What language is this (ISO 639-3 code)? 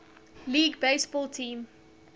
eng